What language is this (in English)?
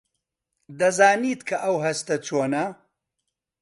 Central Kurdish